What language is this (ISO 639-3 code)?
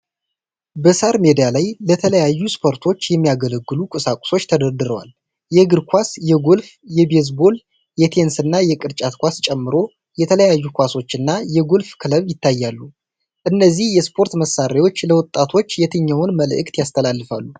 amh